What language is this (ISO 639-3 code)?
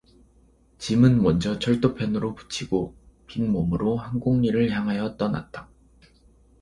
kor